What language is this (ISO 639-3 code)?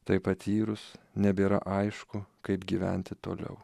lit